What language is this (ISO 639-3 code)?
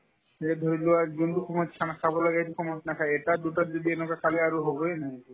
asm